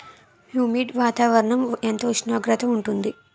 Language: Telugu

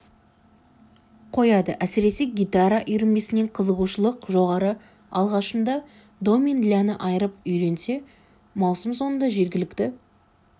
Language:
Kazakh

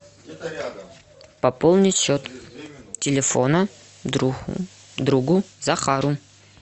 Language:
Russian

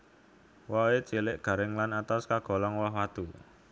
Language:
Javanese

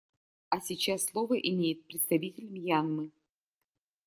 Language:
Russian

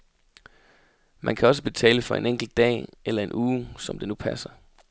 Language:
Danish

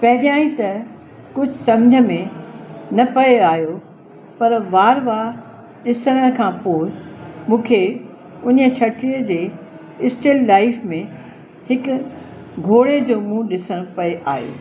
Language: Sindhi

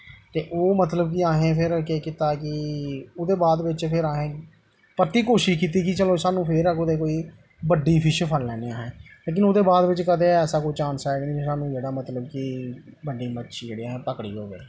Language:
Dogri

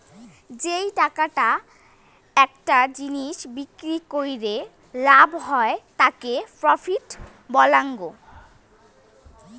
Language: Bangla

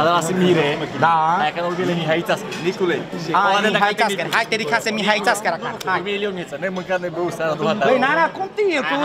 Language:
Romanian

